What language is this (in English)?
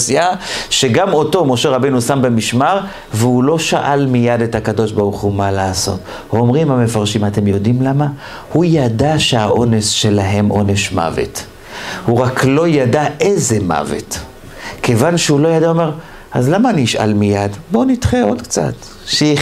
Hebrew